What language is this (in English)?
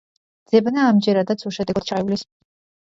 Georgian